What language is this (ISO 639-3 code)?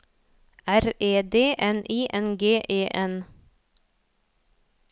nor